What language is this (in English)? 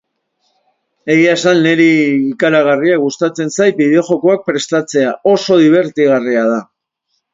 Basque